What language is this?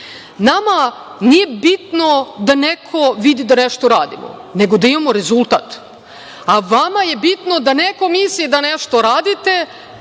Serbian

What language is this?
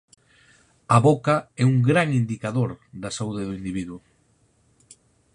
Galician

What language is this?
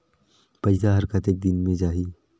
Chhattisgarhi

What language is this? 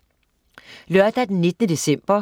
Danish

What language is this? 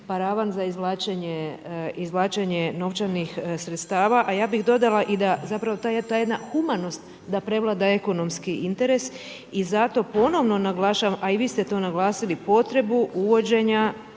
Croatian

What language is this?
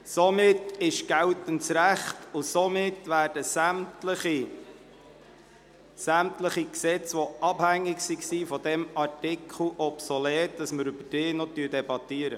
Swiss German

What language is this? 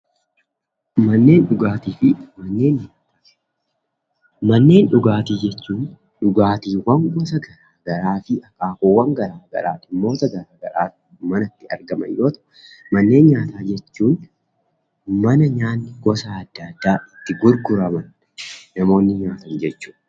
Oromo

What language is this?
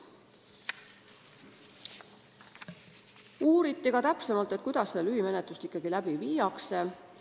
Estonian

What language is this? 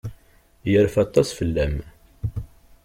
Kabyle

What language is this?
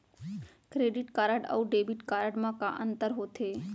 Chhattisgarhi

